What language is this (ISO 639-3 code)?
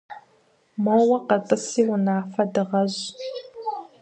kbd